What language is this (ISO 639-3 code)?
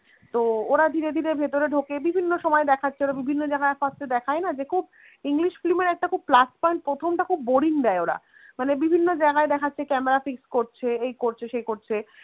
ben